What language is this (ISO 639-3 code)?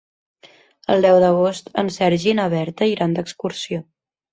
cat